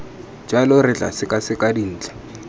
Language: Tswana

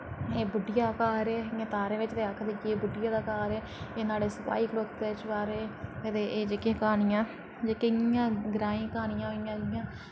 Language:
Dogri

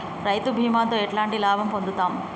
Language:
Telugu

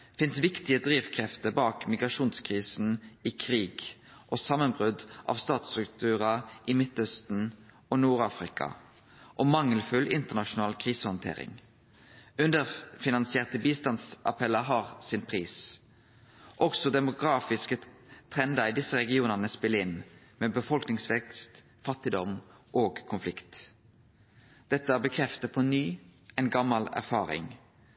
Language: Norwegian Nynorsk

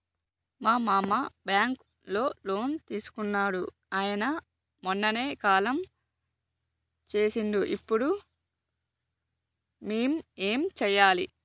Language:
Telugu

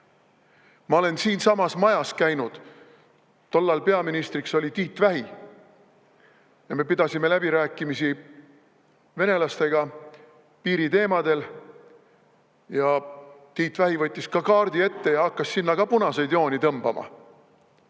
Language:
Estonian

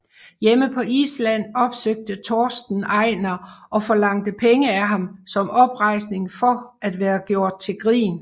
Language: Danish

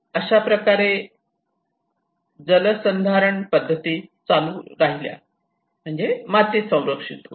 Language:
Marathi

